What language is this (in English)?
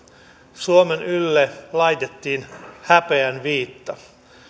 Finnish